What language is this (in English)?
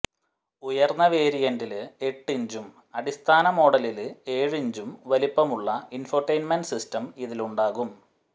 Malayalam